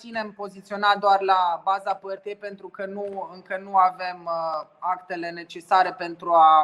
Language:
Romanian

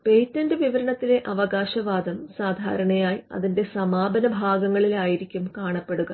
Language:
Malayalam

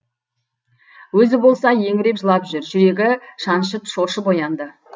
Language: Kazakh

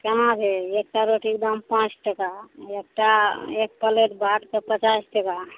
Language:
Maithili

